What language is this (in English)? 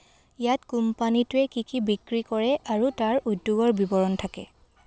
Assamese